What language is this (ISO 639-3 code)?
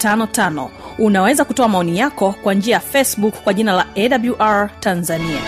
swa